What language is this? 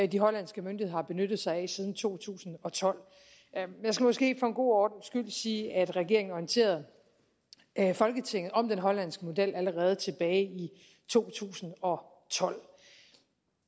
Danish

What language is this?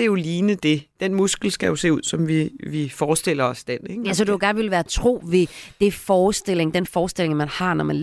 Danish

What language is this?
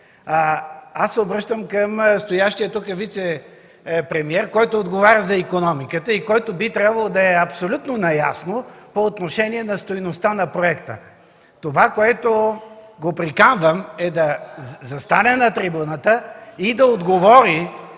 Bulgarian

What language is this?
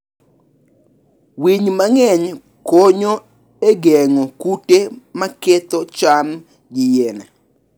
Luo (Kenya and Tanzania)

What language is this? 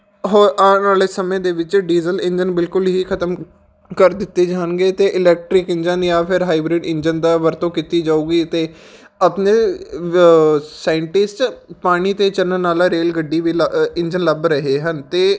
Punjabi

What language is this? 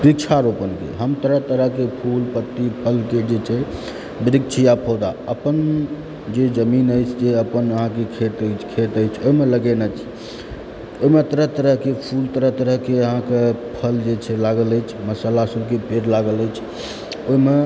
Maithili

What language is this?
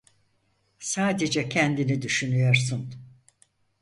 Turkish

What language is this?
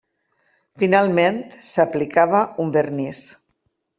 Catalan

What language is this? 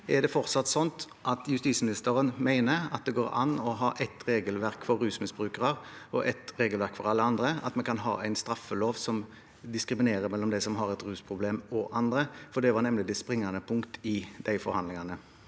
Norwegian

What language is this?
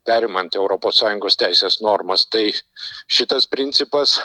Lithuanian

